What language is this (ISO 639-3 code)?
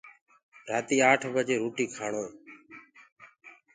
ggg